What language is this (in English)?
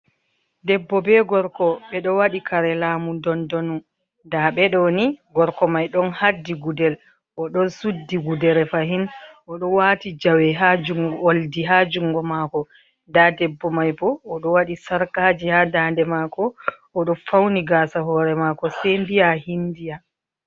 Fula